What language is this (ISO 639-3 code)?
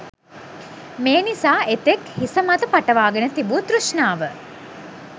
sin